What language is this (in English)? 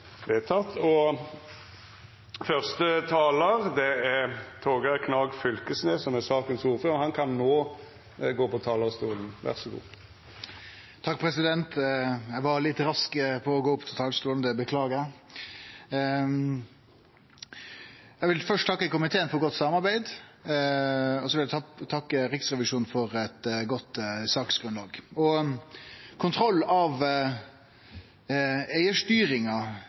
Norwegian Nynorsk